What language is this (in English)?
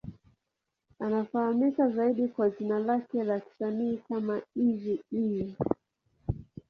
Swahili